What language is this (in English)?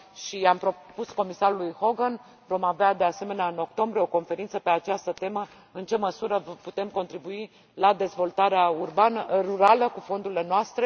Romanian